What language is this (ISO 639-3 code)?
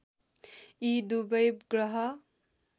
nep